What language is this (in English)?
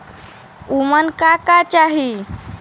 Bhojpuri